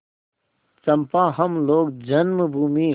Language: Hindi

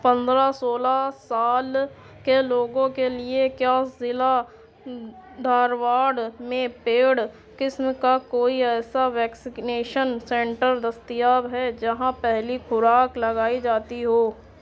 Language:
Urdu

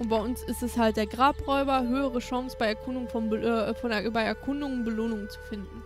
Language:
German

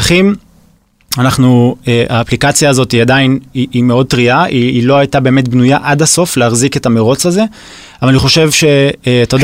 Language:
Hebrew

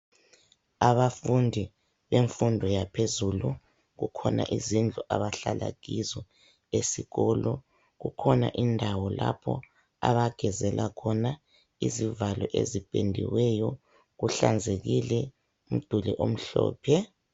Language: North Ndebele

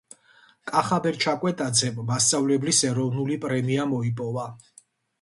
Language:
Georgian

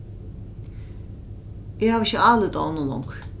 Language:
Faroese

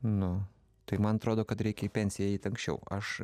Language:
Lithuanian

